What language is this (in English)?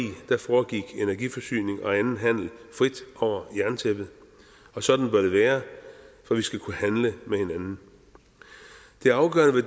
Danish